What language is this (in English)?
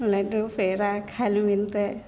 Maithili